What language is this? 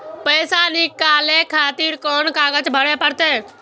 Maithili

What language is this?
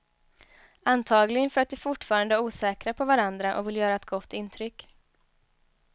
Swedish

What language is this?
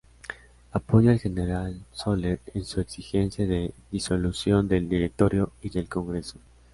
Spanish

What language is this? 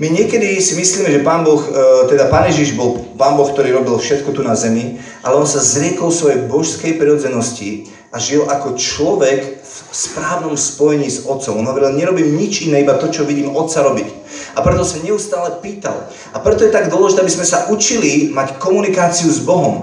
Slovak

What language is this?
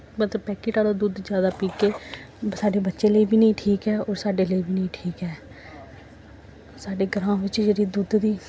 Dogri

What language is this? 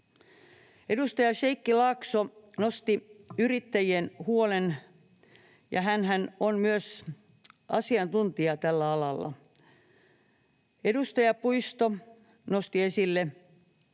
Finnish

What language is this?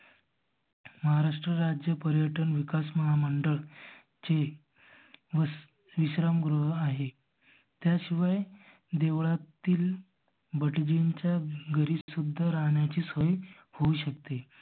Marathi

